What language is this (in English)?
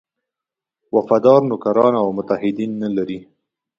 Pashto